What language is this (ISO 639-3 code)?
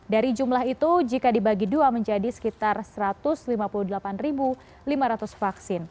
ind